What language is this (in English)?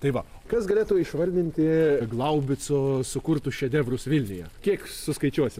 Lithuanian